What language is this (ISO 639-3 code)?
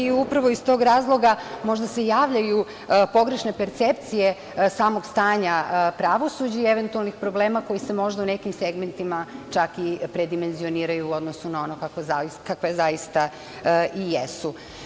srp